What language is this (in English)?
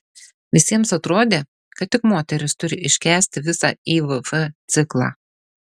Lithuanian